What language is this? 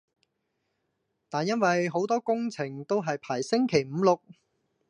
Cantonese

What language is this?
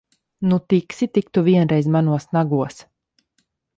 Latvian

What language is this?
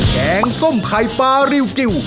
Thai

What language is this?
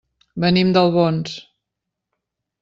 Catalan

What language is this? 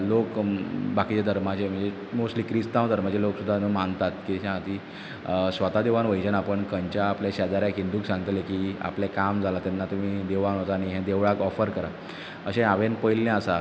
Konkani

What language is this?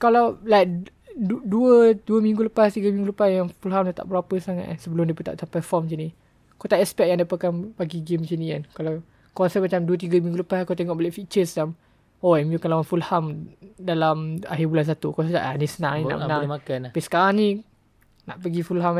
Malay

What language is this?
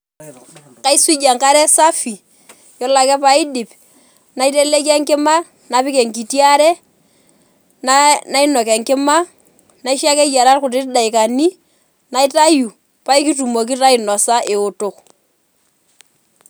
Masai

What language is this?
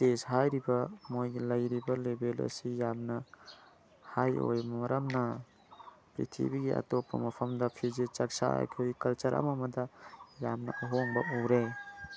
Manipuri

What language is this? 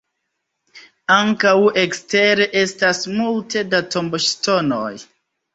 Esperanto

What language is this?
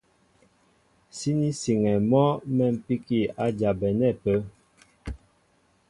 Mbo (Cameroon)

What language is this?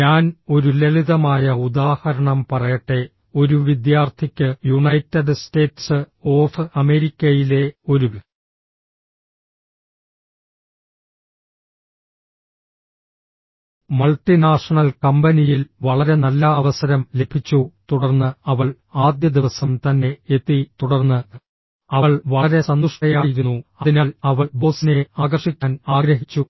Malayalam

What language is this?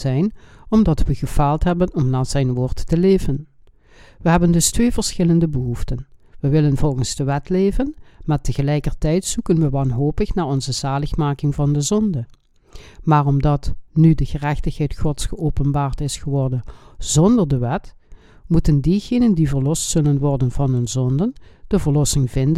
Dutch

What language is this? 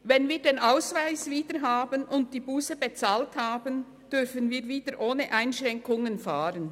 Swiss German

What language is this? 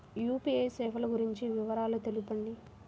Telugu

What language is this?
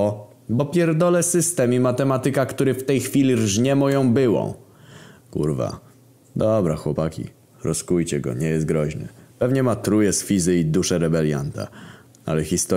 Polish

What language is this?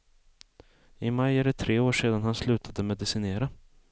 Swedish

